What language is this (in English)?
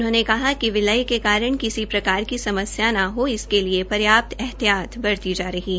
Hindi